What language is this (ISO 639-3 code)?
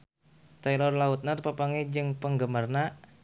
sun